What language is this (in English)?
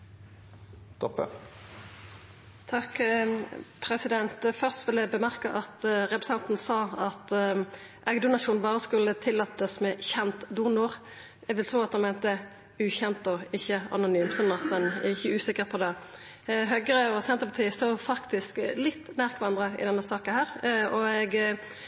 Norwegian Nynorsk